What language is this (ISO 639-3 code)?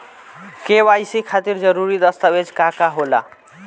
bho